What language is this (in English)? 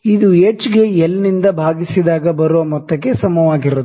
Kannada